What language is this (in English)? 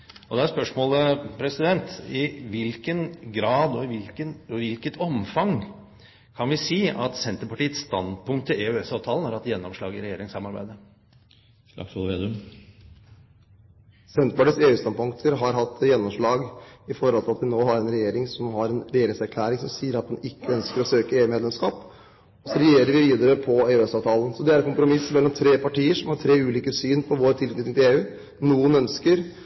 Norwegian